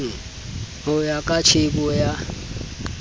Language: Southern Sotho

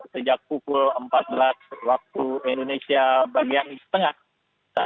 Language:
Indonesian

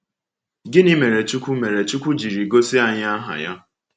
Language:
Igbo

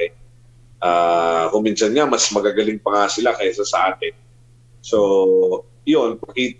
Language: Filipino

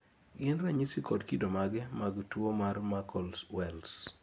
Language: Luo (Kenya and Tanzania)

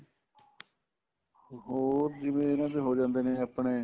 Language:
Punjabi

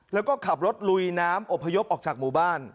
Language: Thai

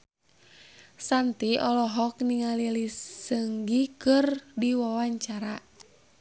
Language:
Sundanese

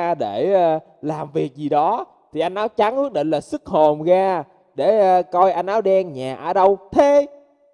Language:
Vietnamese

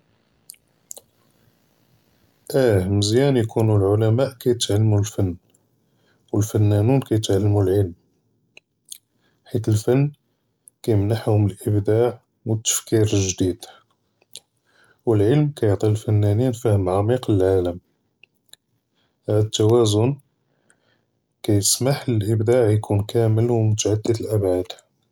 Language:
Judeo-Arabic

